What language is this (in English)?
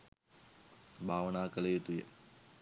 Sinhala